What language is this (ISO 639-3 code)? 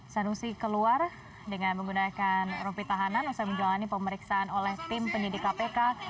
ind